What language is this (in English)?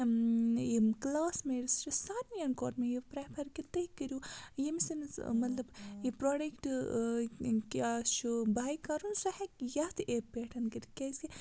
Kashmiri